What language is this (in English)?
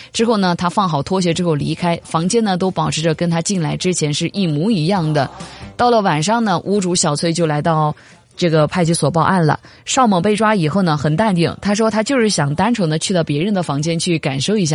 Chinese